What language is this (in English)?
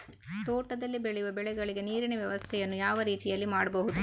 Kannada